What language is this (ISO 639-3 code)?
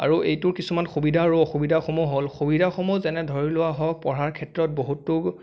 asm